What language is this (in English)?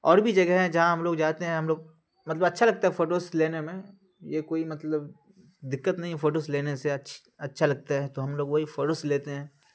Urdu